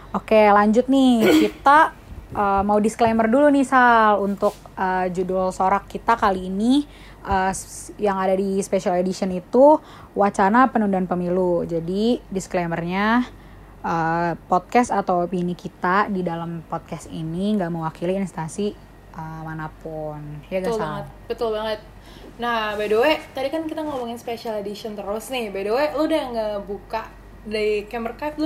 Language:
Indonesian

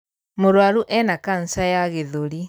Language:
Kikuyu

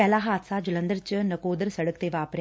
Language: Punjabi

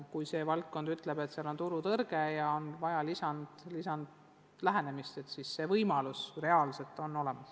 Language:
Estonian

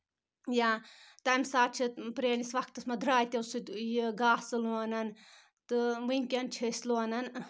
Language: Kashmiri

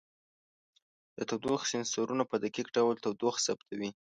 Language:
Pashto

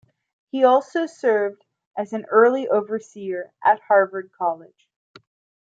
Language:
English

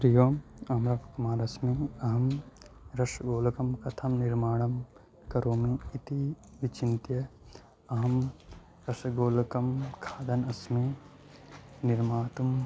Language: Sanskrit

